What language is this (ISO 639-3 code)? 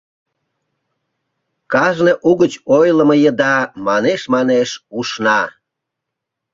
chm